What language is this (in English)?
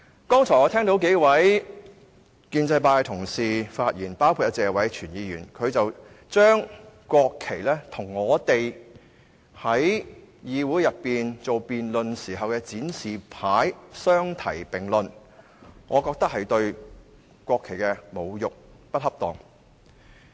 Cantonese